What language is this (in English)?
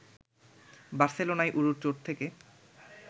Bangla